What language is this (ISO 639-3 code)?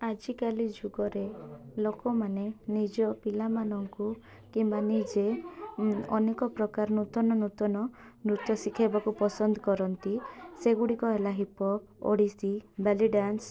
ori